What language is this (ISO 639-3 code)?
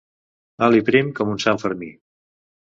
cat